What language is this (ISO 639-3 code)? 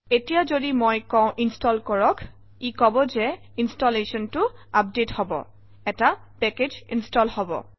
asm